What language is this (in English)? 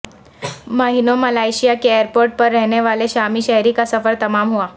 Urdu